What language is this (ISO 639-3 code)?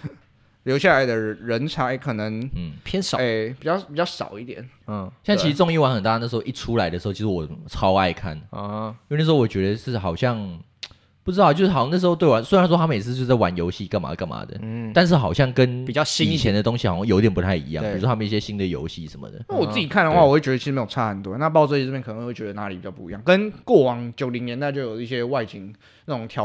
zho